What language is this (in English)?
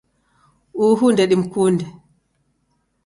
Taita